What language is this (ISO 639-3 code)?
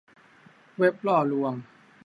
tha